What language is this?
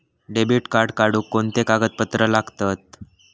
Marathi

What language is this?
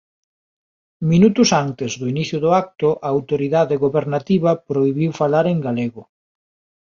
Galician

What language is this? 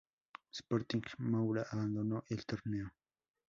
Spanish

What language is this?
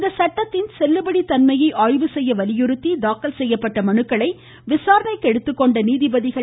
Tamil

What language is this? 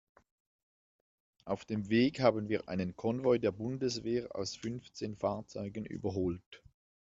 German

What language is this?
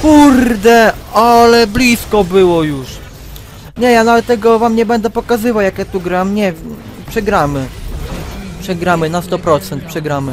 Polish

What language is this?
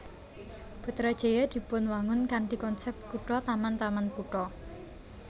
Javanese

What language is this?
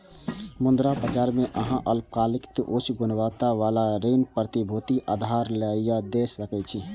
Maithili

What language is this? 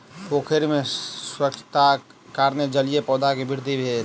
Maithili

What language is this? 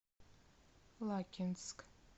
Russian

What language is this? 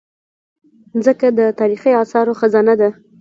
Pashto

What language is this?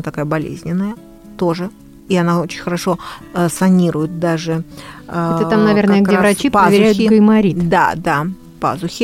Russian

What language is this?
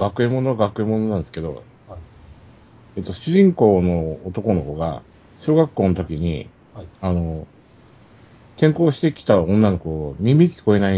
Japanese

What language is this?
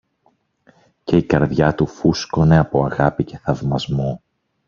Greek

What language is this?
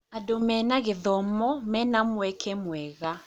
Kikuyu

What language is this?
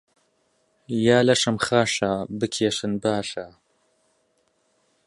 Central Kurdish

